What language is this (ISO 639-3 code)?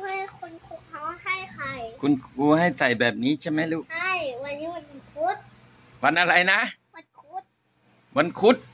tha